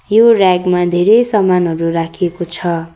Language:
Nepali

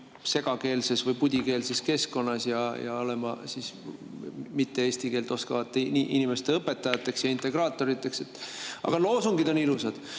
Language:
Estonian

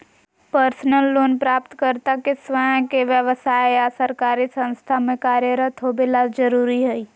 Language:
Magahi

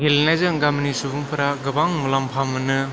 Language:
Bodo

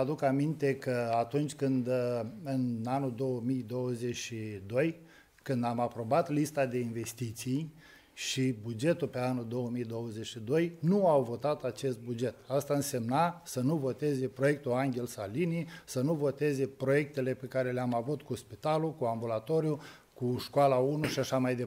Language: Romanian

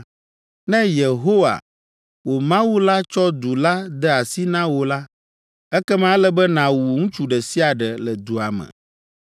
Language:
Ewe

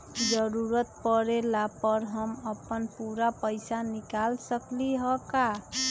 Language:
Magahi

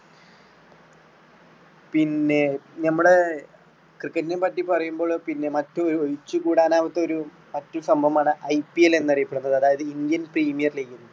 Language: Malayalam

